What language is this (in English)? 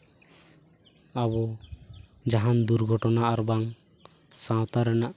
Santali